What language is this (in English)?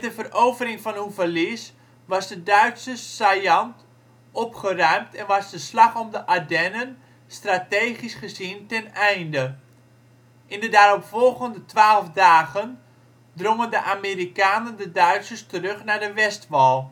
Dutch